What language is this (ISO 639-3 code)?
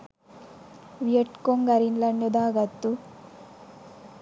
sin